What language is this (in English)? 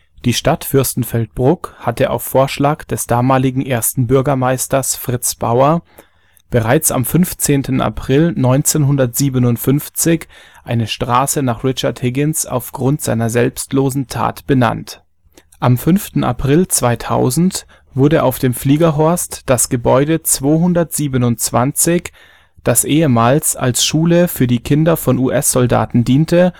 German